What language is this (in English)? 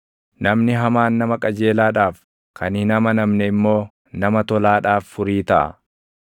Oromo